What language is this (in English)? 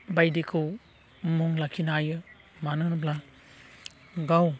Bodo